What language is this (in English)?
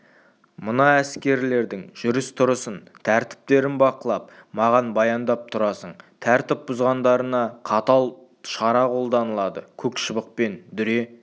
Kazakh